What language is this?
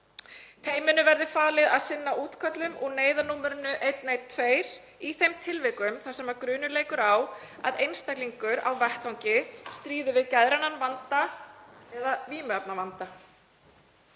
Icelandic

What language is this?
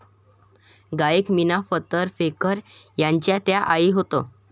Marathi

